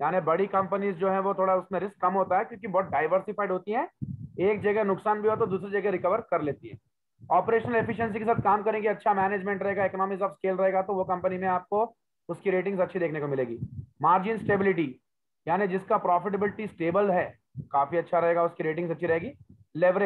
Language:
Hindi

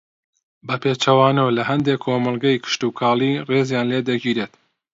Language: Central Kurdish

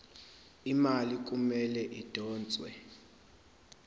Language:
Zulu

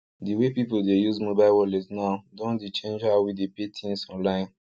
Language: Nigerian Pidgin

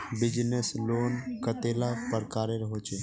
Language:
Magahi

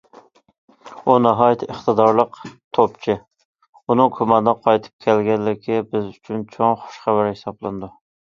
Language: Uyghur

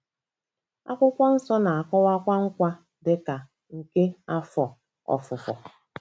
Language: Igbo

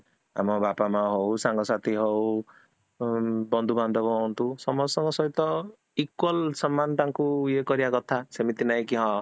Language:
Odia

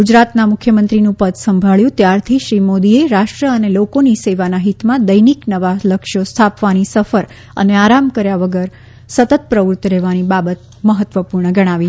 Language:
Gujarati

